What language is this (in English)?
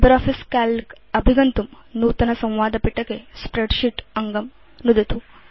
Sanskrit